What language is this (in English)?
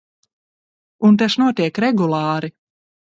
Latvian